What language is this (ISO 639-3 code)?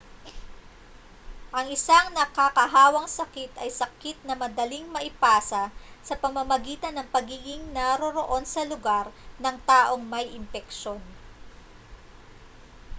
fil